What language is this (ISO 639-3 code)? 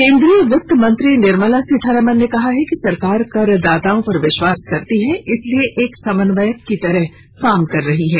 hin